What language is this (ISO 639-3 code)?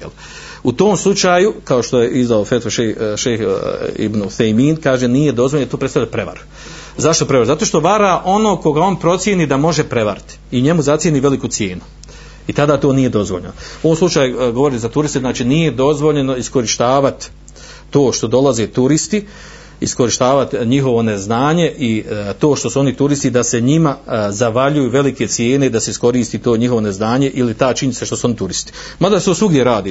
hrv